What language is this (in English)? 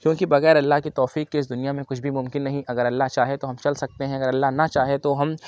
Urdu